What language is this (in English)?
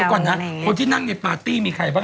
Thai